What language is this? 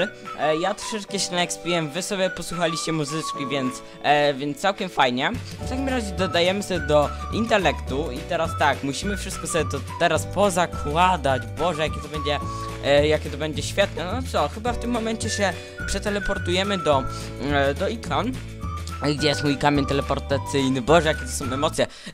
Polish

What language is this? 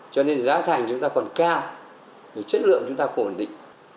Vietnamese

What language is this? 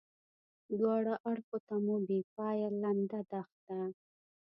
Pashto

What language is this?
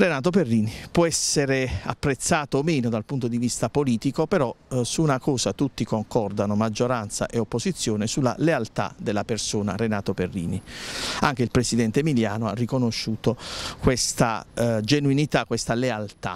Italian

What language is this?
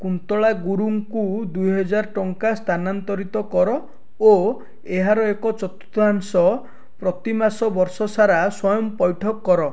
Odia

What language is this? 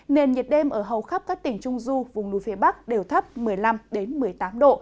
Vietnamese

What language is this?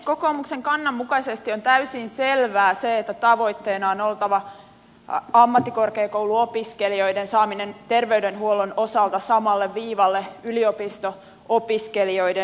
Finnish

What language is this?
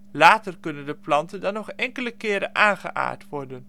Dutch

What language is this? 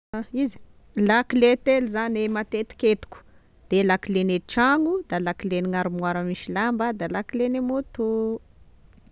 Tesaka Malagasy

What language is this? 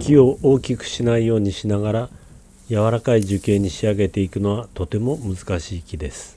Japanese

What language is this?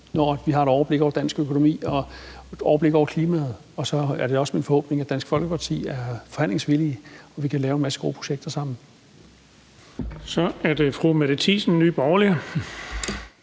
Danish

